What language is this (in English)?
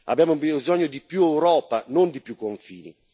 Italian